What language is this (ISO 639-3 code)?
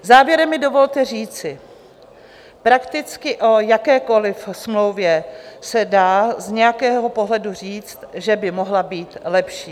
ces